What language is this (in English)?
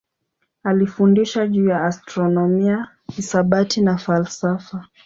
Swahili